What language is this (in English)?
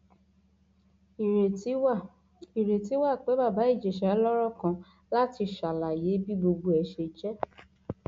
Yoruba